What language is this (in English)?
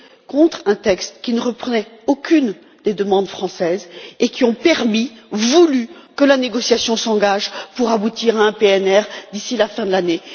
French